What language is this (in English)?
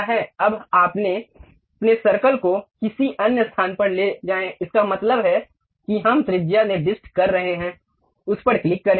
Hindi